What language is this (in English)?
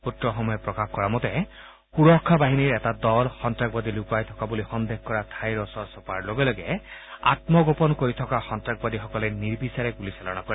Assamese